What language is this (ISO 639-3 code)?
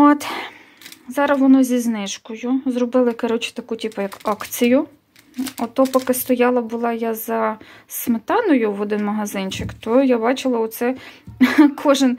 ukr